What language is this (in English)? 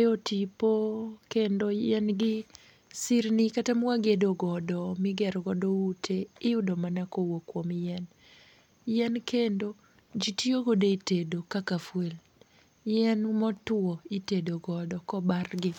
Luo (Kenya and Tanzania)